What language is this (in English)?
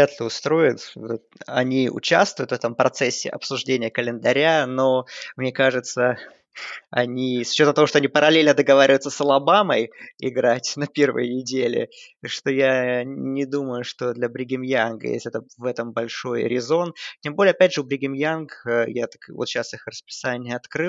Russian